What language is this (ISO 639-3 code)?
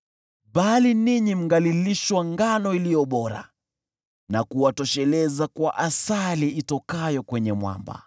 swa